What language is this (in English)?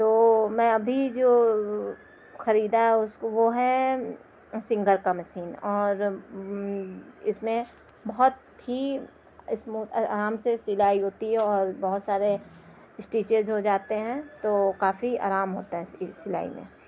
Urdu